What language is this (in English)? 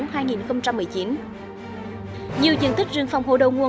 Vietnamese